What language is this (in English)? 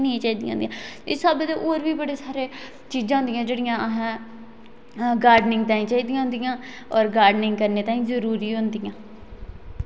Dogri